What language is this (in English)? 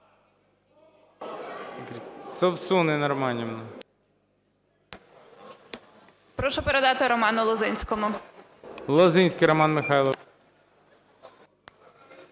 Ukrainian